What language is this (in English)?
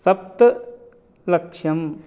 Sanskrit